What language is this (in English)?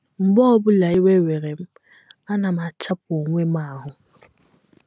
Igbo